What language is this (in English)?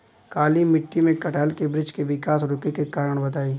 Bhojpuri